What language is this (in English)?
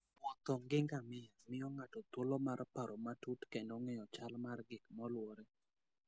Luo (Kenya and Tanzania)